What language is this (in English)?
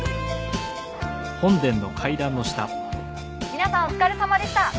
Japanese